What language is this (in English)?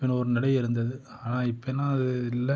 Tamil